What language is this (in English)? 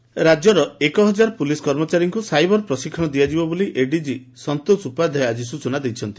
Odia